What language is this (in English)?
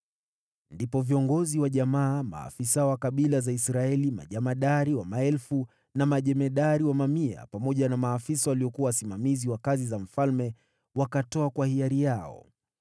Swahili